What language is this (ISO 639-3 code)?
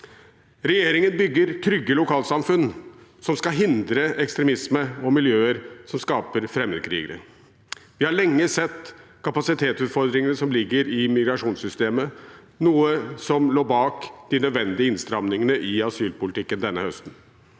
nor